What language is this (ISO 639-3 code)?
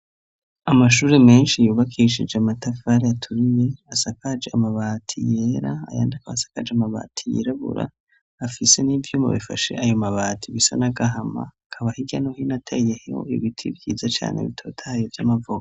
run